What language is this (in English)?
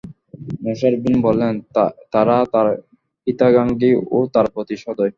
Bangla